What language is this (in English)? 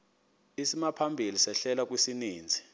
Xhosa